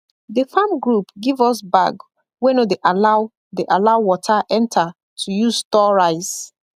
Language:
Nigerian Pidgin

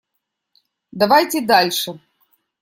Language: Russian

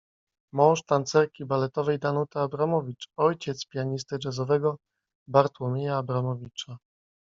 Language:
Polish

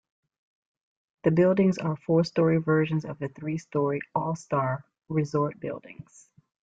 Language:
English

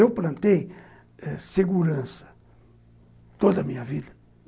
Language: Portuguese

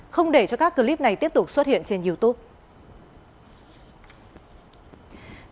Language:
Vietnamese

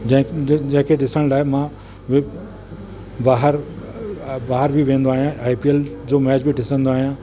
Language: Sindhi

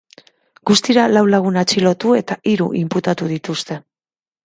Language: Basque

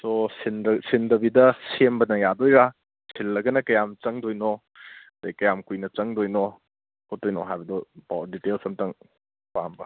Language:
Manipuri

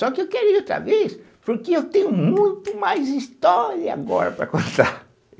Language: Portuguese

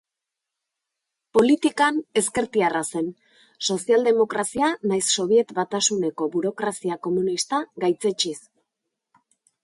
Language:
Basque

